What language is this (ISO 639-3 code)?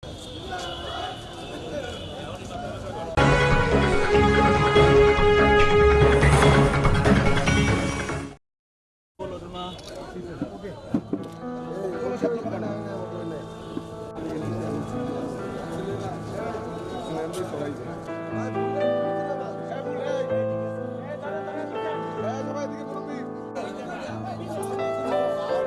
ben